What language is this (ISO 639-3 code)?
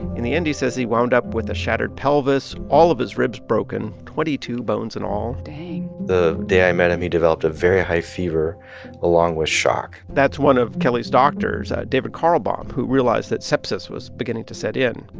eng